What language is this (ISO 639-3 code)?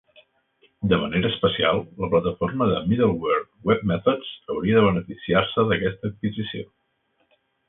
cat